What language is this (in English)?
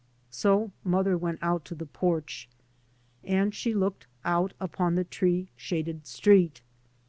English